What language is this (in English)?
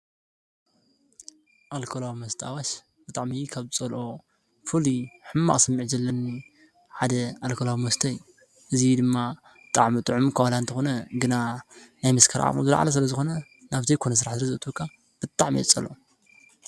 Tigrinya